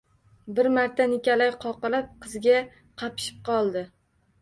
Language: Uzbek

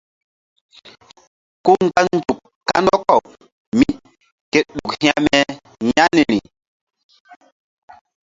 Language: Mbum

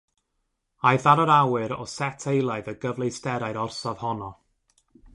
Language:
Welsh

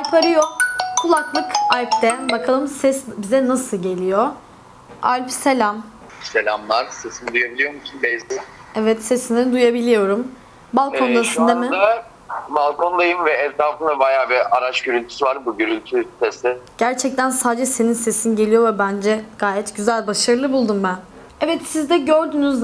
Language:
Turkish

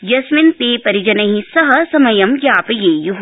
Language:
Sanskrit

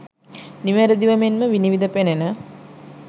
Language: Sinhala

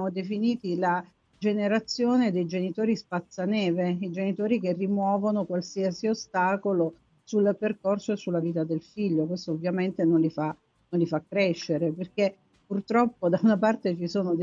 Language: Italian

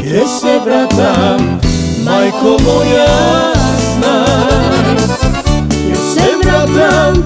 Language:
Romanian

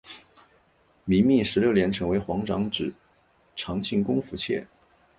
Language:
Chinese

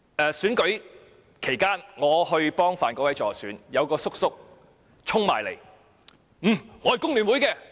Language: Cantonese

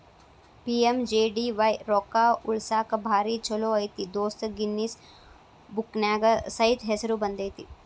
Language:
Kannada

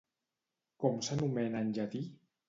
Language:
Catalan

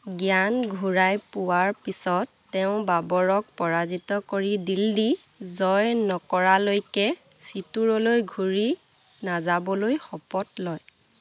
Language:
Assamese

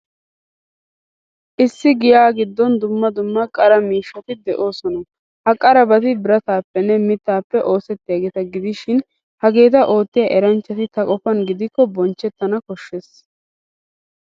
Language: Wolaytta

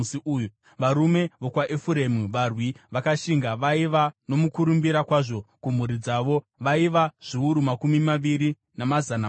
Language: Shona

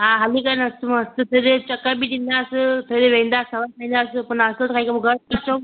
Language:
Sindhi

